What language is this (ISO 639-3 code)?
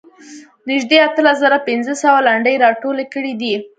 pus